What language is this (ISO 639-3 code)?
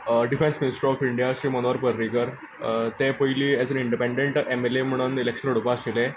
kok